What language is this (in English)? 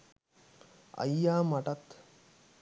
Sinhala